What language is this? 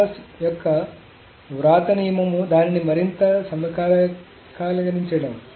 Telugu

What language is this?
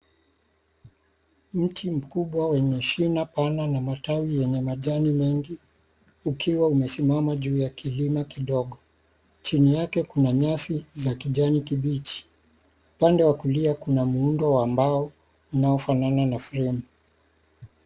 Swahili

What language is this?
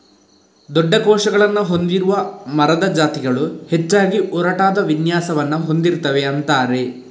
Kannada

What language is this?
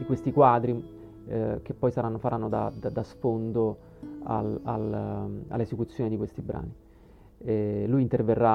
Italian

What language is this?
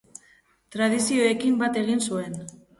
Basque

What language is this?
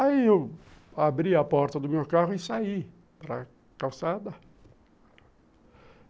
Portuguese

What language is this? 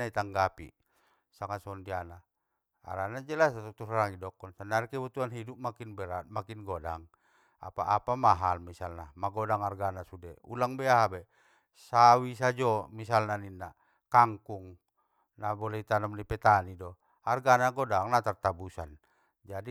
Batak Mandailing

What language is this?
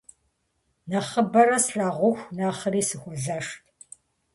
Kabardian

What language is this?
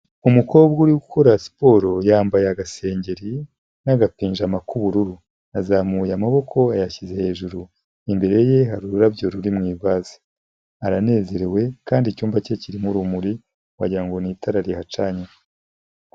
Kinyarwanda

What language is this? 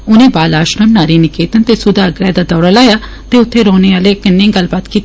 Dogri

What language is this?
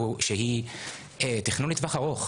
Hebrew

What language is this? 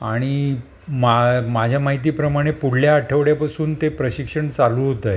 Marathi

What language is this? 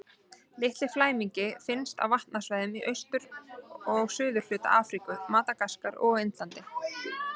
Icelandic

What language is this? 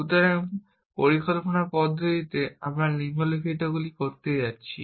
Bangla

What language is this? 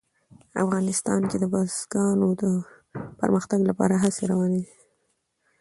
Pashto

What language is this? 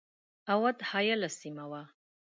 Pashto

